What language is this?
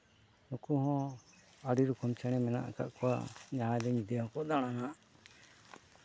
Santali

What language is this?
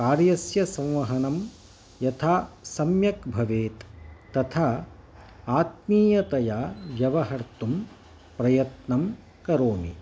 Sanskrit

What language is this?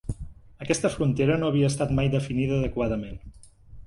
Catalan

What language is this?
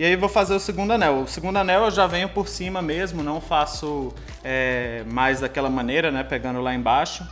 Portuguese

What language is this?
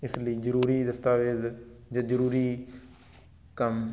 Punjabi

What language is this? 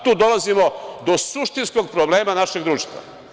Serbian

